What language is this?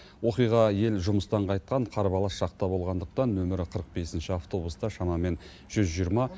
Kazakh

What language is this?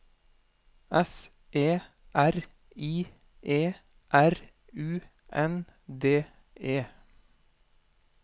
Norwegian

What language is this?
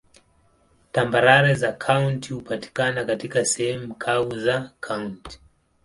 Swahili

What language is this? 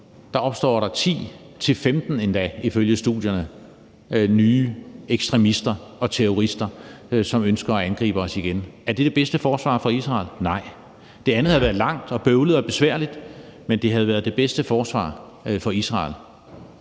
Danish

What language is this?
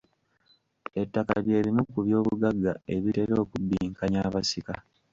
Ganda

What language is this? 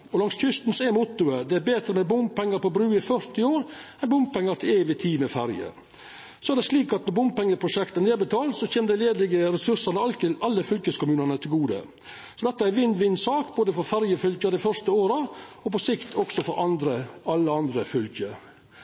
Norwegian Nynorsk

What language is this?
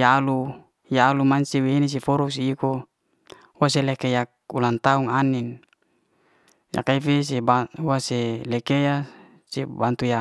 Liana-Seti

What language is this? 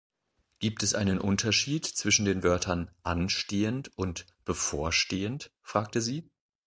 German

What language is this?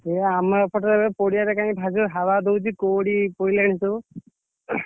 Odia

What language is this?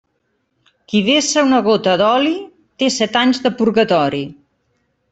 Catalan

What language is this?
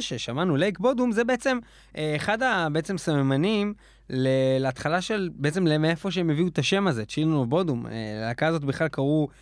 Hebrew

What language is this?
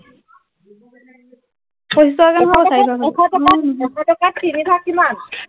Assamese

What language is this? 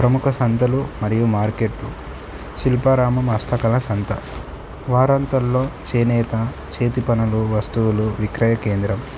Telugu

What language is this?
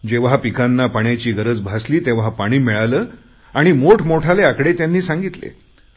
Marathi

